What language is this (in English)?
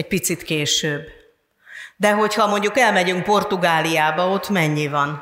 Hungarian